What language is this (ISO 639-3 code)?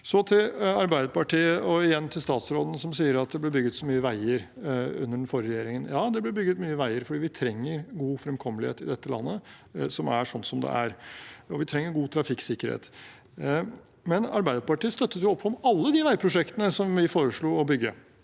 nor